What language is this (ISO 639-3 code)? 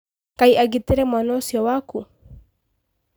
kik